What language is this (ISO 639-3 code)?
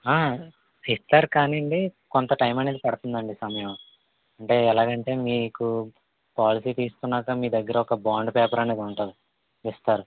tel